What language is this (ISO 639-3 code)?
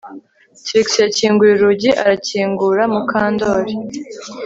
kin